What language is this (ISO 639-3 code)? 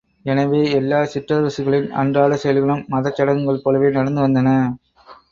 tam